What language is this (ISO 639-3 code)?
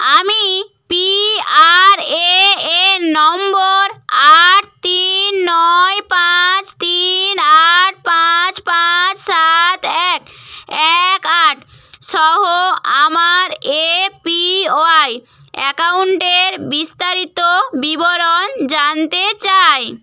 ben